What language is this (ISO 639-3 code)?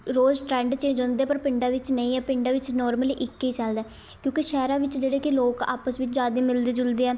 pan